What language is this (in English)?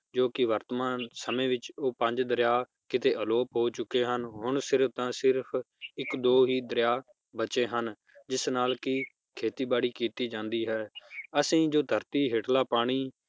Punjabi